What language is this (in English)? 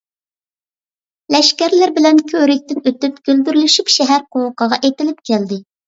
Uyghur